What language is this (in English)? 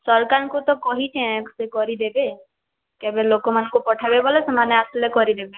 Odia